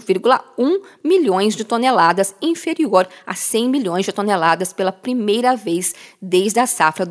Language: Portuguese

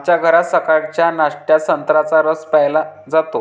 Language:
Marathi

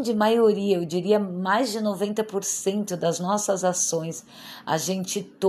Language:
Portuguese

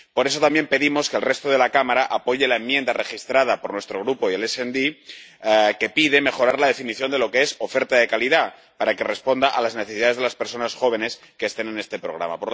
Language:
Spanish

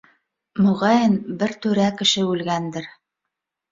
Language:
Bashkir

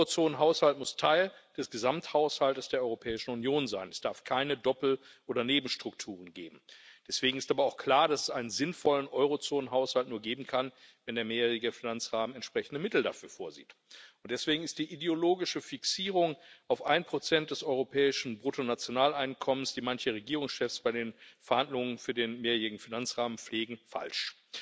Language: German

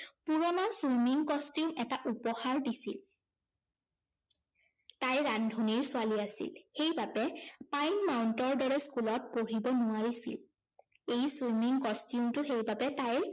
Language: Assamese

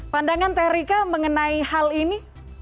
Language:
Indonesian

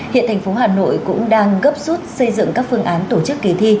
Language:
Vietnamese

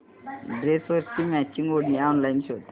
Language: Marathi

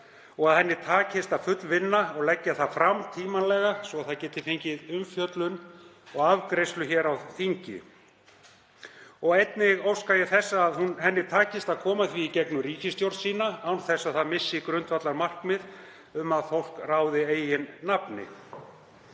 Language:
Icelandic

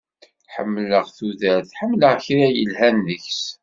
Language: Kabyle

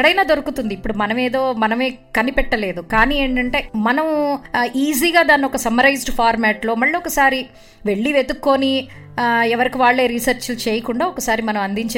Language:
Telugu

